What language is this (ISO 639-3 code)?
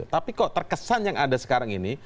ind